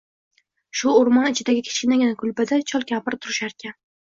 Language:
Uzbek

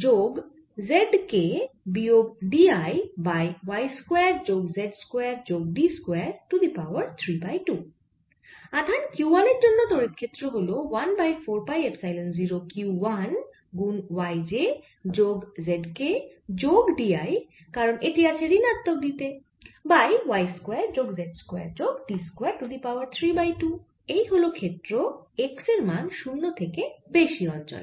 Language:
Bangla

